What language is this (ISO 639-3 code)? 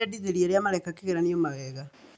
kik